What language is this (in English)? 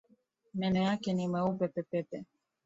Swahili